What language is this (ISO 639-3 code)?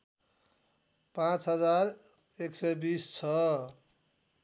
nep